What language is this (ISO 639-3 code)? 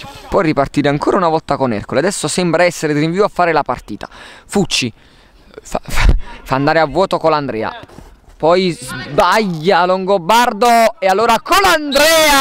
ita